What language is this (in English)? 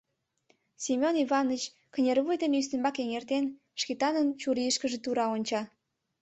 Mari